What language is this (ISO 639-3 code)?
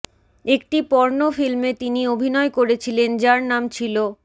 ben